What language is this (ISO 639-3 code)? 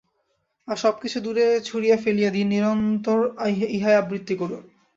ben